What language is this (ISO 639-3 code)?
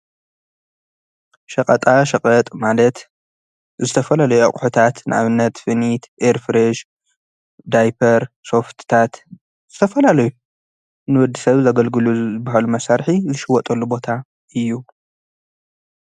tir